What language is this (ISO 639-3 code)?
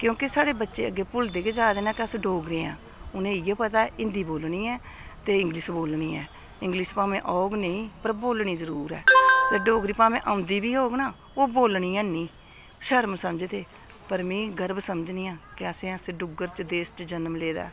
doi